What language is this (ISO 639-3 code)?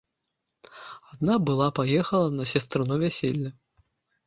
bel